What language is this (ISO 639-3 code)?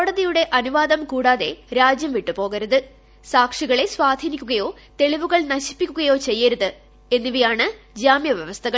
mal